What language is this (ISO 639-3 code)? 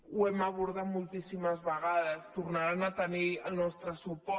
cat